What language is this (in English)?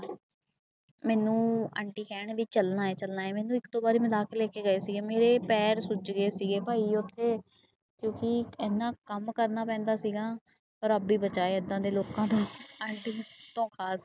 Punjabi